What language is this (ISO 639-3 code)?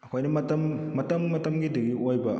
mni